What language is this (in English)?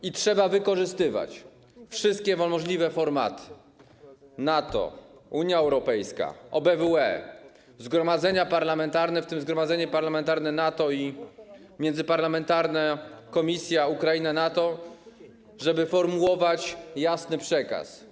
Polish